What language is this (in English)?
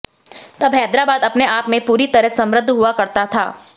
Hindi